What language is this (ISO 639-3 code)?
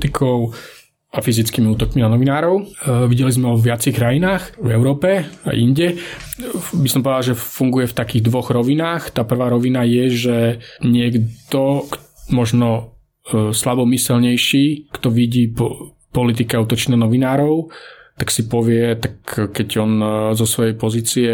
slk